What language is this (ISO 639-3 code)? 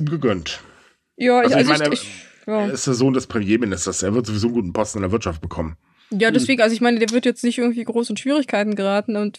deu